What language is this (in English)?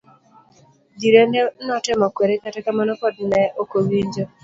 Luo (Kenya and Tanzania)